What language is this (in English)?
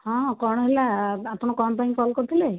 Odia